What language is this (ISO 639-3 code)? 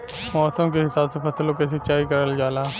bho